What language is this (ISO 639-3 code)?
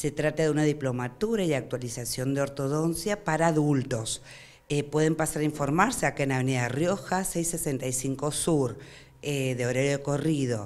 spa